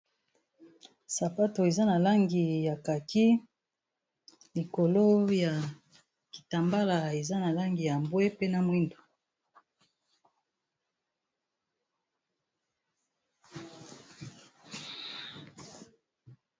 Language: Lingala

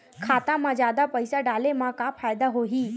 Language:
Chhattisgarhi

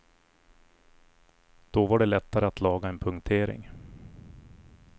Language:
Swedish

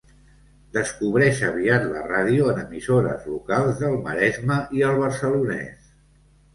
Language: Catalan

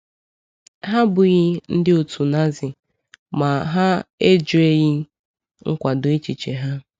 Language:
Igbo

